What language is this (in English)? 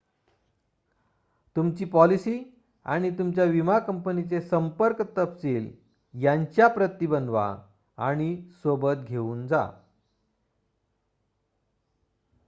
Marathi